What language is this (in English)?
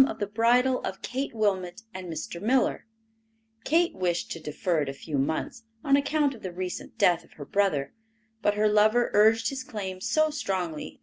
English